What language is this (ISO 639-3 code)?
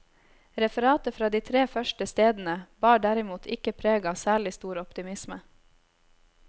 nor